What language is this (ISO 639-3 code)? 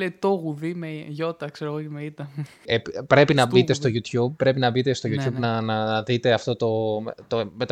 ell